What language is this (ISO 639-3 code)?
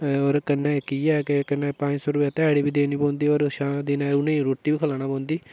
doi